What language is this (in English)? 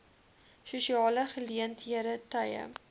Afrikaans